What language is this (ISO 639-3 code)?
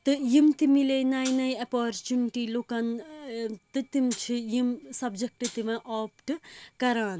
kas